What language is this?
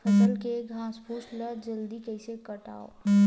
Chhattisgarhi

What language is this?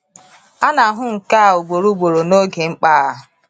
Igbo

